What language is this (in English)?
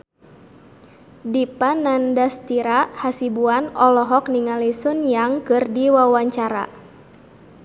Sundanese